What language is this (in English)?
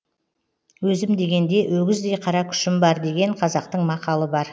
Kazakh